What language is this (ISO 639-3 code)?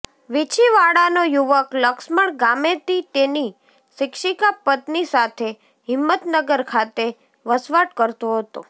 guj